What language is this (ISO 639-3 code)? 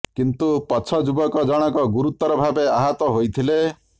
ori